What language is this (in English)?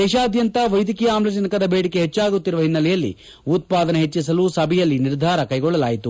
Kannada